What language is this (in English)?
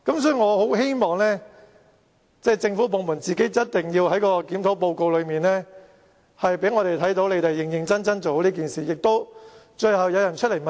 Cantonese